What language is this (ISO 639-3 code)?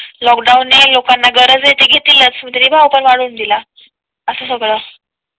mar